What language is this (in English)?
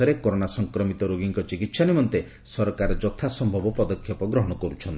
Odia